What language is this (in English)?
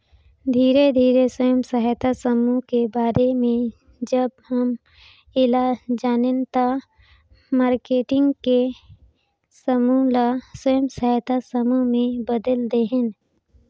Chhattisgarhi